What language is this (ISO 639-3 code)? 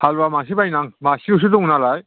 brx